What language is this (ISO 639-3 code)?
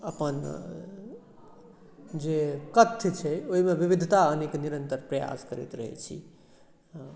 mai